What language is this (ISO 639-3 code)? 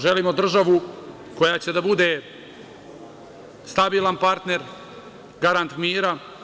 srp